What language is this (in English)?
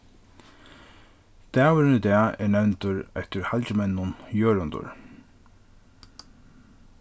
Faroese